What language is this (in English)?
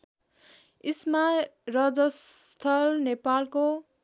Nepali